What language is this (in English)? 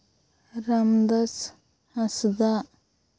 Santali